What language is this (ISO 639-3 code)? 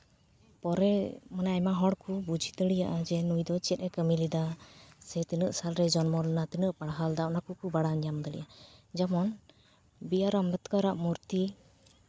sat